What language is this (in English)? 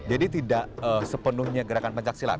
Indonesian